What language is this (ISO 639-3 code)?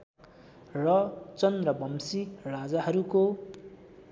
nep